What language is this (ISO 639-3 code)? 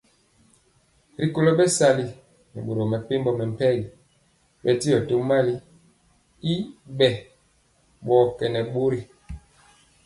mcx